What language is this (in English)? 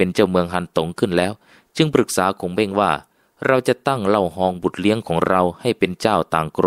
Thai